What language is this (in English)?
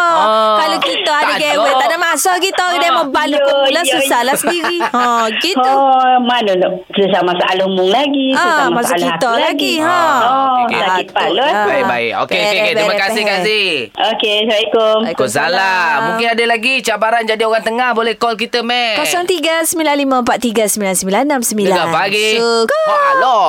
Malay